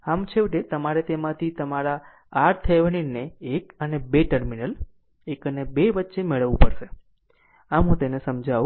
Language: Gujarati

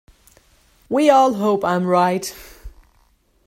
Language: English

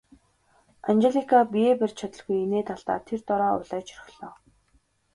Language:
Mongolian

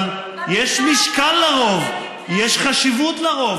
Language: Hebrew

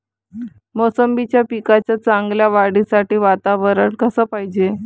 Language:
Marathi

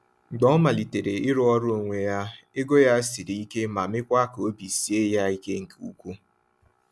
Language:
Igbo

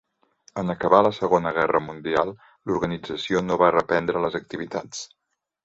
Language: Catalan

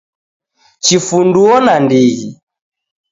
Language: Taita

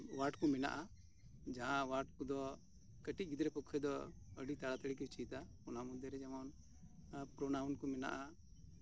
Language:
Santali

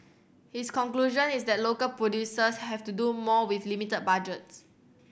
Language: English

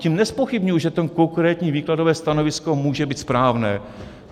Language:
Czech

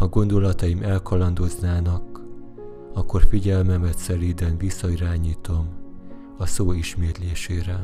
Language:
Hungarian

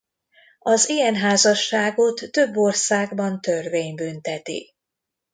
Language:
Hungarian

